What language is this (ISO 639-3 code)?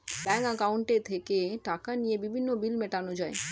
ben